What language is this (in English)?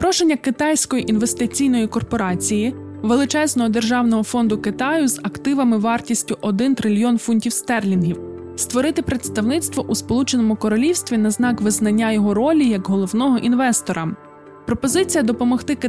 Ukrainian